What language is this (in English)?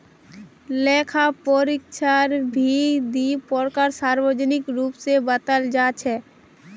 Magahi